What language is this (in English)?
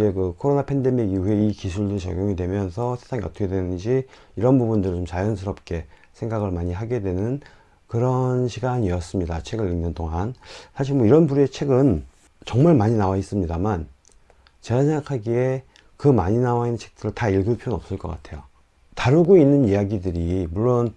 Korean